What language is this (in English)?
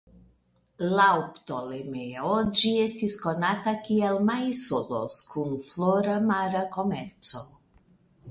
Esperanto